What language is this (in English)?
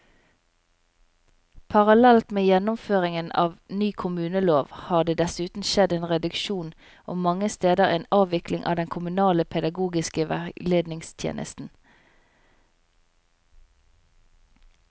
Norwegian